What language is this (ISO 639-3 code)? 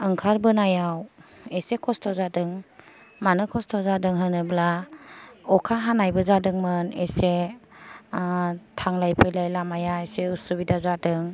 brx